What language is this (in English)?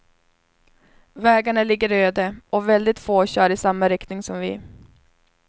Swedish